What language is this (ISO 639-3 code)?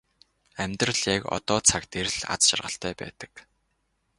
mon